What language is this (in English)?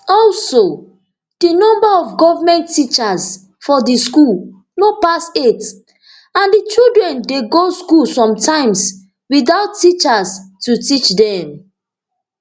Nigerian Pidgin